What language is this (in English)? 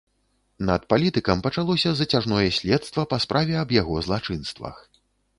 Belarusian